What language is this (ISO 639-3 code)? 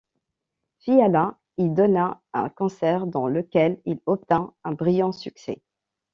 fra